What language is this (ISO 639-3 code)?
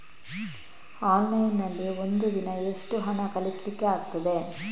kan